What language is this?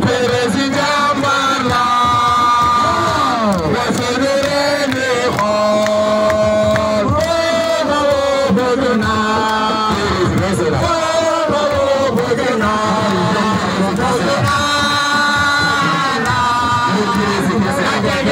Romanian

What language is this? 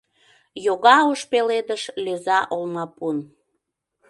Mari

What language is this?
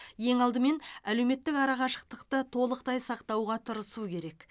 Kazakh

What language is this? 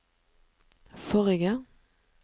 Norwegian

